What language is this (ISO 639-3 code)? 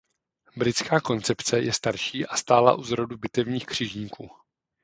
ces